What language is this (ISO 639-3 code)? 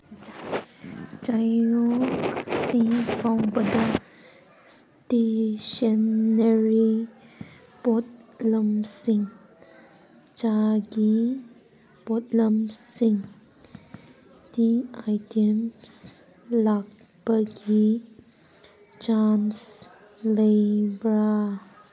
mni